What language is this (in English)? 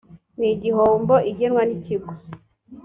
Kinyarwanda